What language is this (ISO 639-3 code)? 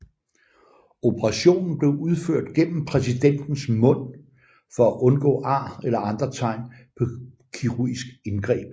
dan